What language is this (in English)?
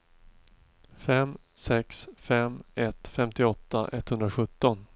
Swedish